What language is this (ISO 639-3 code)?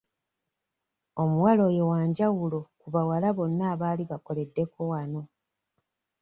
lug